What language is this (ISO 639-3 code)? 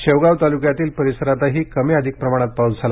mar